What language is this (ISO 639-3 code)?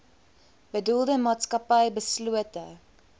afr